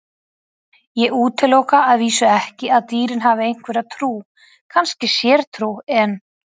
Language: Icelandic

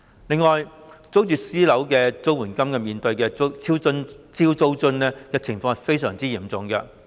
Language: Cantonese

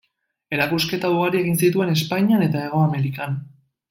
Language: Basque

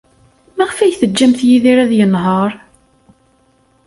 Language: Kabyle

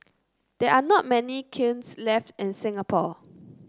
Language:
English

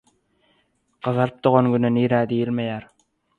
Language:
Turkmen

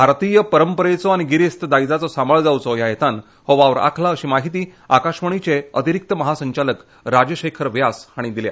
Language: Konkani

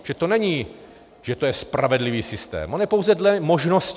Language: Czech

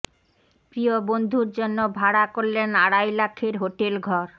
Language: Bangla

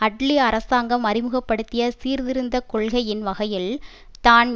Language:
Tamil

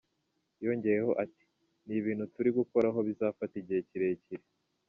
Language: Kinyarwanda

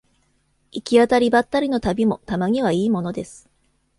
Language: Japanese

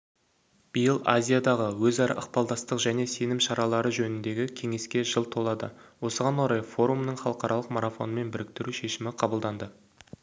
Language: Kazakh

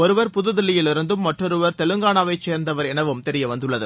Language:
Tamil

